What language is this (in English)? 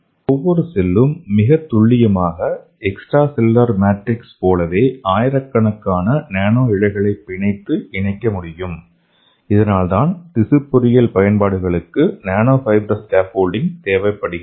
Tamil